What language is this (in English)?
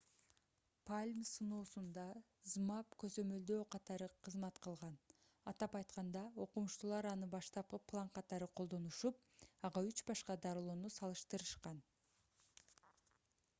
Kyrgyz